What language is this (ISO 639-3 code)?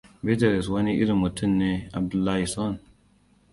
hau